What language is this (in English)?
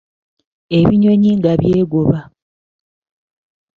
Ganda